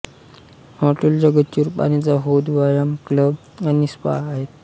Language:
Marathi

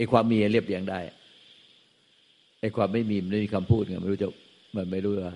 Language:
Thai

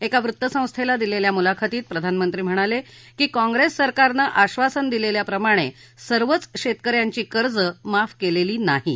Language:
Marathi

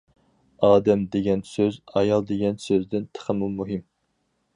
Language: Uyghur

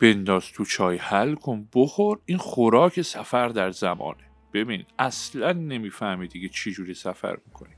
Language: Persian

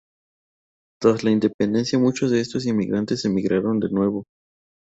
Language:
Spanish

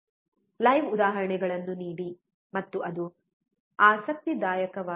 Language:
Kannada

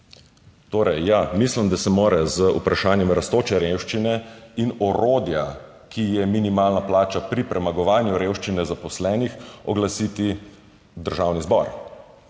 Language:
Slovenian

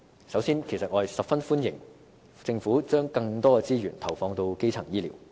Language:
Cantonese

